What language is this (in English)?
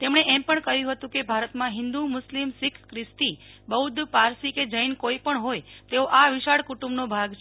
Gujarati